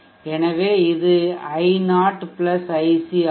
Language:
Tamil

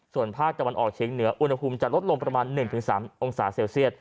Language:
Thai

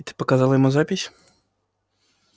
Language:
Russian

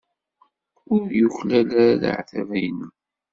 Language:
Kabyle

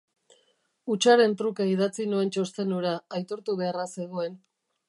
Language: Basque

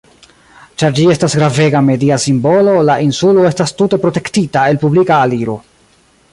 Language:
Esperanto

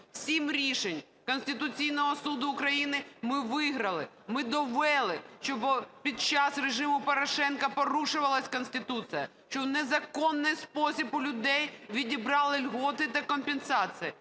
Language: Ukrainian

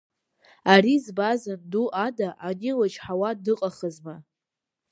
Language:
Abkhazian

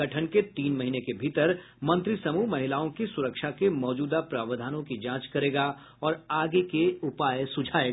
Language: Hindi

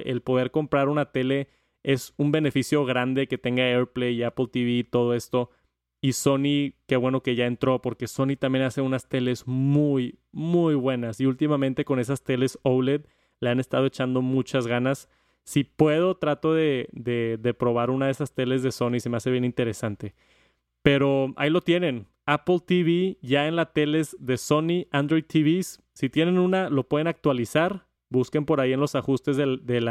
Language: Spanish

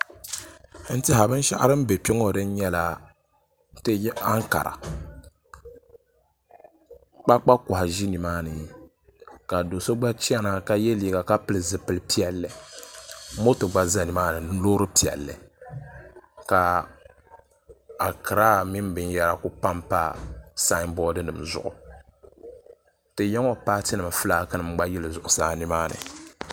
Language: Dagbani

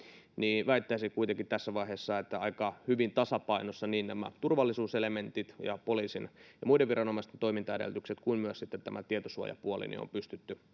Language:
Finnish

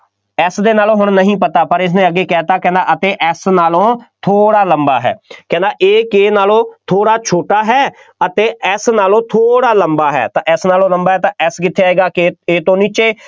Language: Punjabi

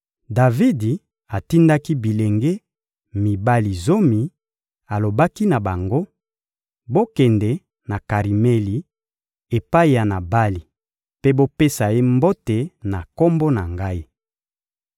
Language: Lingala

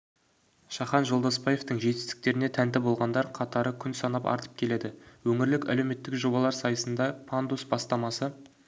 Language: Kazakh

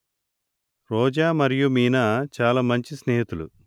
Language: Telugu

